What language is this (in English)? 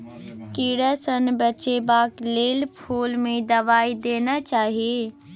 Maithili